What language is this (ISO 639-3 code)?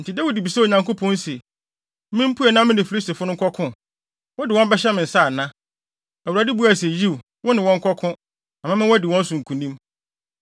aka